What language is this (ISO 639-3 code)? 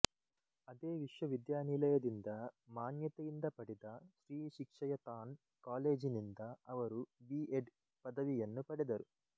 kan